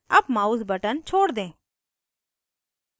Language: Hindi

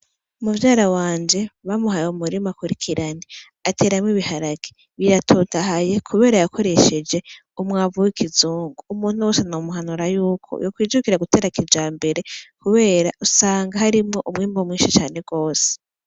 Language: Rundi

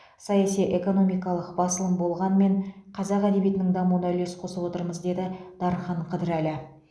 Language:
Kazakh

